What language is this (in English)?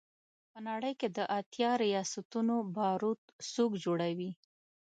Pashto